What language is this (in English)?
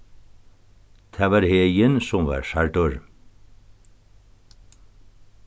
Faroese